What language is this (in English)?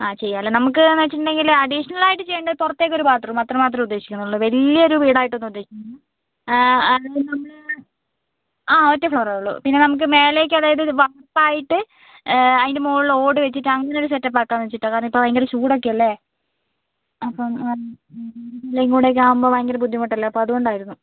Malayalam